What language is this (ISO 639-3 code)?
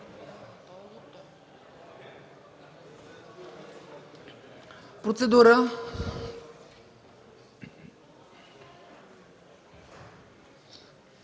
bul